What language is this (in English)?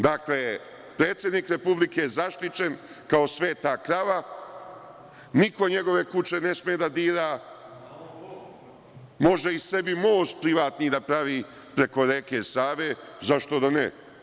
Serbian